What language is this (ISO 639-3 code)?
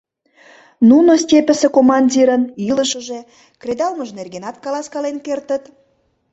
chm